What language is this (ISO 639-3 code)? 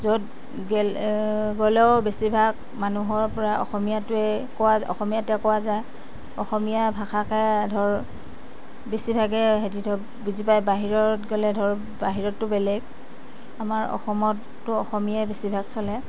asm